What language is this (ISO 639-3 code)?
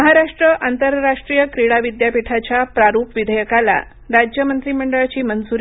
mar